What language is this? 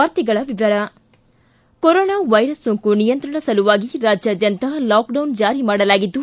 Kannada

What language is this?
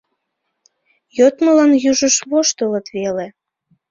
Mari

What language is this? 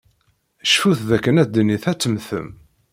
Kabyle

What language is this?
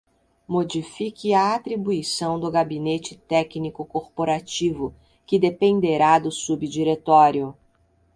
Portuguese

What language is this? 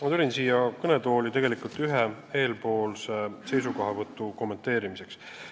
Estonian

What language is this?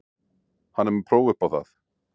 Icelandic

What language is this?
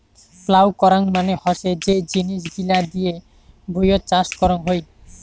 Bangla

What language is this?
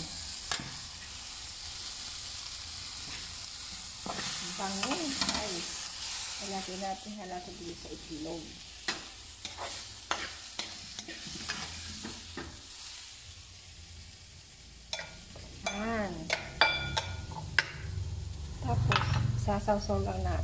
Filipino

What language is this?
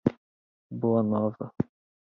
Portuguese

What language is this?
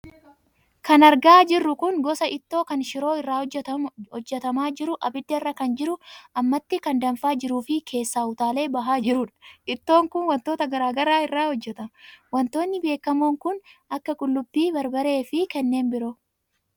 Oromo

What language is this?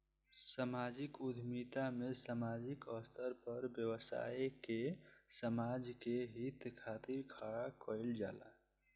Bhojpuri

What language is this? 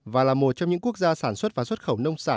Vietnamese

